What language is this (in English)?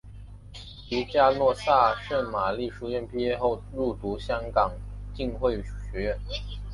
Chinese